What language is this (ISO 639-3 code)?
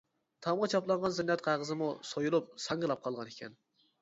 uig